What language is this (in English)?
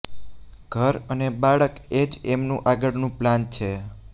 Gujarati